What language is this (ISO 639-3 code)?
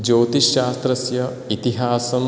san